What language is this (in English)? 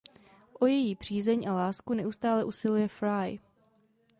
Czech